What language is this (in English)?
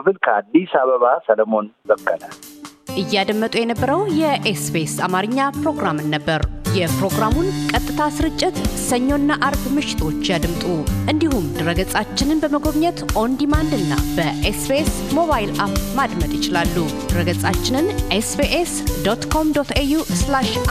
Amharic